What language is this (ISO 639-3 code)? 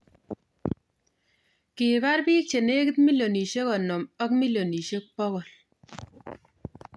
kln